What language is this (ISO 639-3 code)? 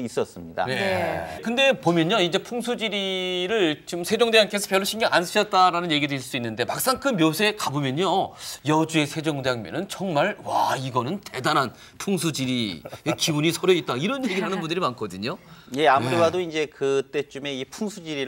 kor